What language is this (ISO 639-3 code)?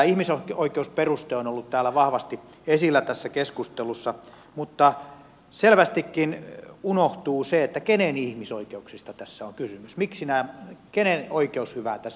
fin